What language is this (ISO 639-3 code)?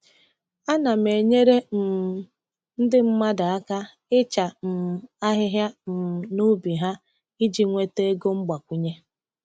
ibo